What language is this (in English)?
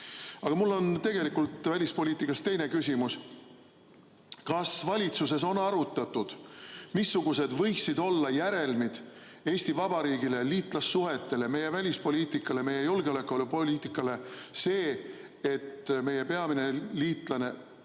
Estonian